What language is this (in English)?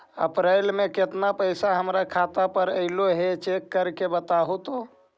Magahi